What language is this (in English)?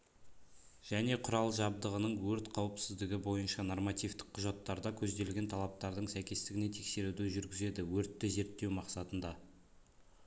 Kazakh